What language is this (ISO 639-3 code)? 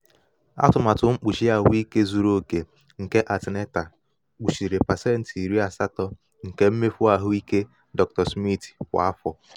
ibo